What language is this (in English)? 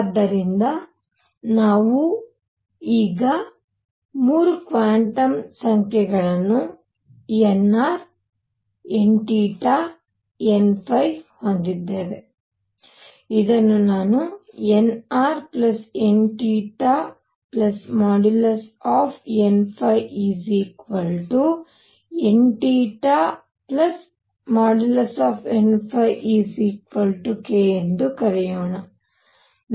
Kannada